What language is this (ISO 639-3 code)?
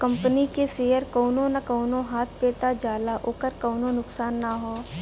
bho